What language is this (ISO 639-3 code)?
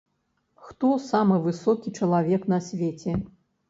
bel